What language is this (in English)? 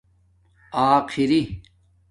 Domaaki